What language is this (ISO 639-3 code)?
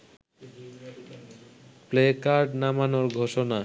ben